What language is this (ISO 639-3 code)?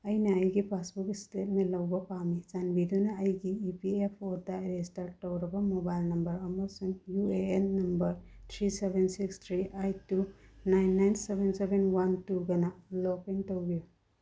mni